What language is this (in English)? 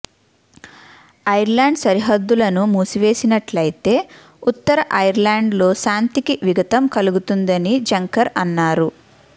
Telugu